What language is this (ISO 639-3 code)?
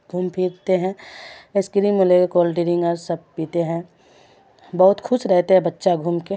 urd